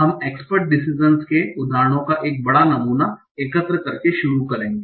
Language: Hindi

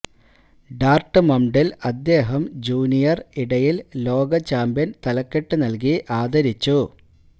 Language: Malayalam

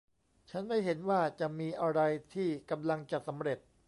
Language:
Thai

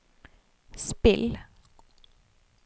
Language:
Norwegian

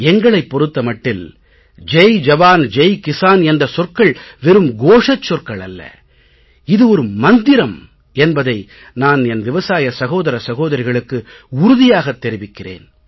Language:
Tamil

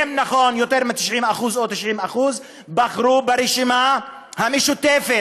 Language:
Hebrew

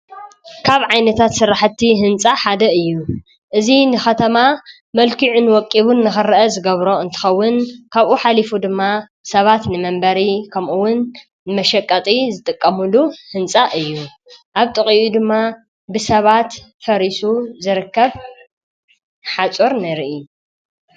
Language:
Tigrinya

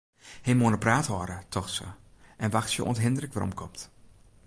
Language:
Western Frisian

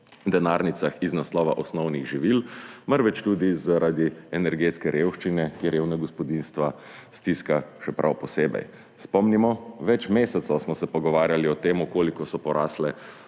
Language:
Slovenian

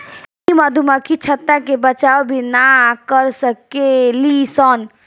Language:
Bhojpuri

